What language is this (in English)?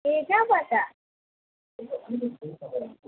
Nepali